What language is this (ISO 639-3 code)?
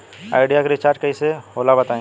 bho